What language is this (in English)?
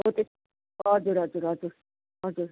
Nepali